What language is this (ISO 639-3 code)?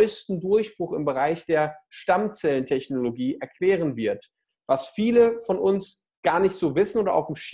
deu